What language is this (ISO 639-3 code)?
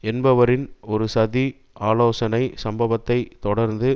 tam